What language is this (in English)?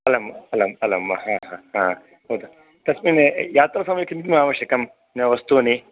Sanskrit